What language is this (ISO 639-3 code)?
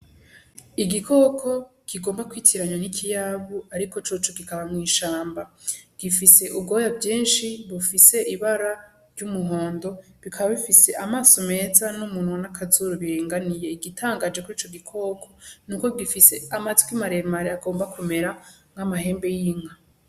run